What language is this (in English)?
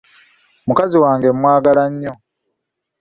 Ganda